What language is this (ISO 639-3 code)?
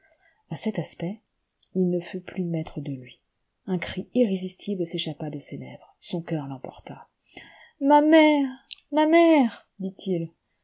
fra